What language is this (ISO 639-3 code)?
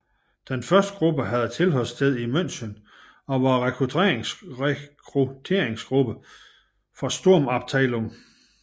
dan